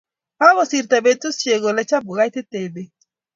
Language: Kalenjin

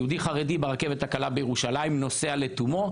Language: Hebrew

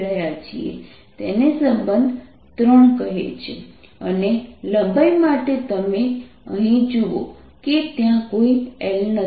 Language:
Gujarati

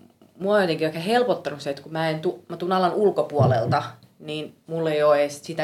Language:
Finnish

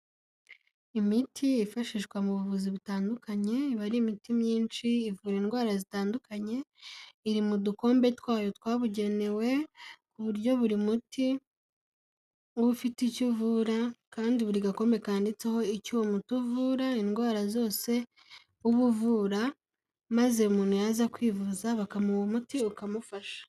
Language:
Kinyarwanda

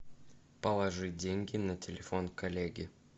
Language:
Russian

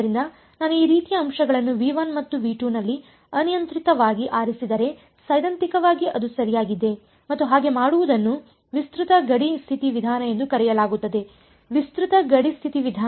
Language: Kannada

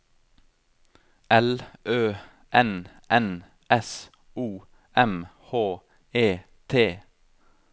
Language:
Norwegian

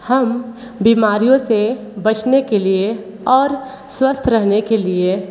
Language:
Hindi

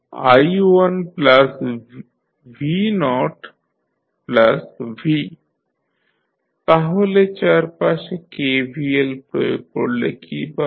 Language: Bangla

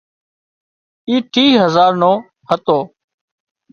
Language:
Wadiyara Koli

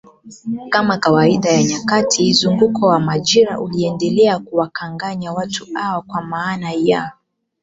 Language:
Swahili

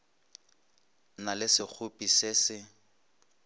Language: Northern Sotho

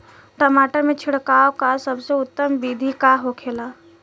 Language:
Bhojpuri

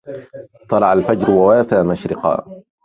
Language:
Arabic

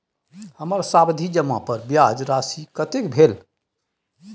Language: Maithili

